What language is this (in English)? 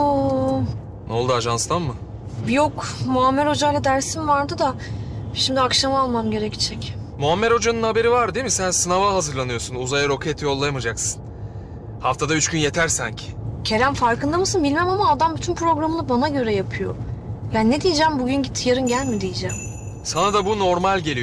Turkish